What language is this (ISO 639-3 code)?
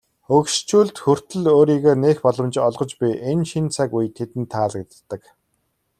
mon